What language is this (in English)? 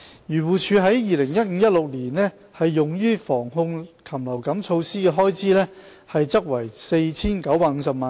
Cantonese